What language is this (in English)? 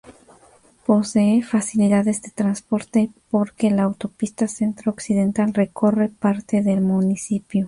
Spanish